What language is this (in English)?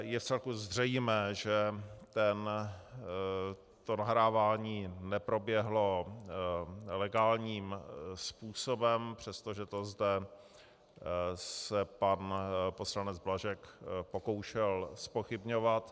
Czech